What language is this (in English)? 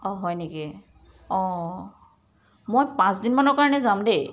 Assamese